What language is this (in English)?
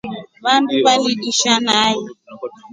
Rombo